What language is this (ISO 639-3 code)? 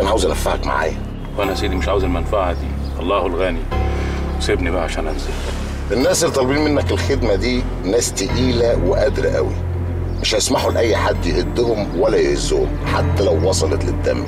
ara